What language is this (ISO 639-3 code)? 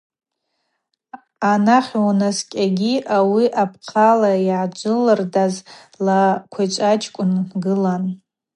abq